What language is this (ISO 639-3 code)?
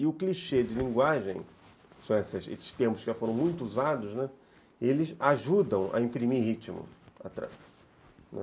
por